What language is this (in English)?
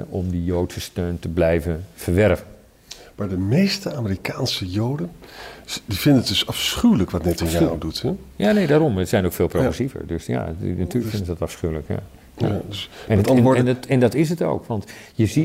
Dutch